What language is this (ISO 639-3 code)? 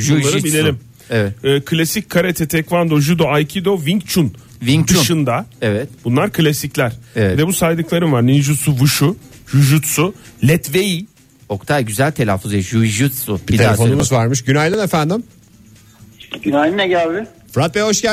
tur